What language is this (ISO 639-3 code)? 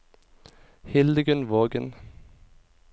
nor